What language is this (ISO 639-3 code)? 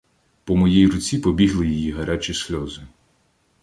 ukr